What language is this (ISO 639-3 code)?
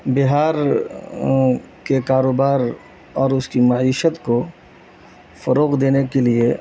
urd